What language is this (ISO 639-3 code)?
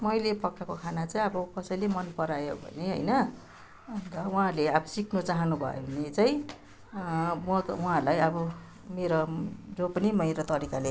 nep